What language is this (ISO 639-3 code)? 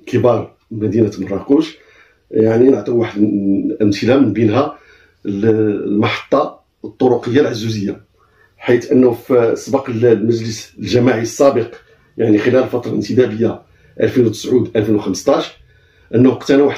ara